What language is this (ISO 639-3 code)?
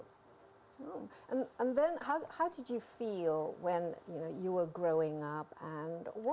ind